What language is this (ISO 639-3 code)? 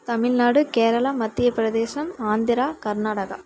tam